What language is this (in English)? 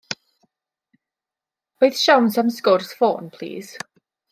Welsh